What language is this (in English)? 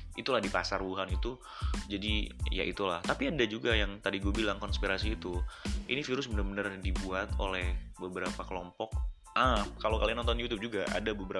Indonesian